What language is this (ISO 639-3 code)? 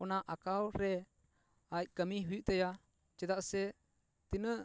sat